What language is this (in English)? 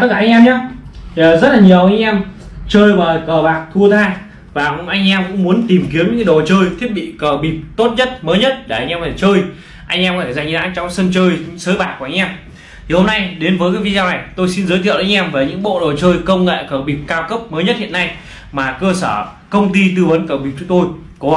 Vietnamese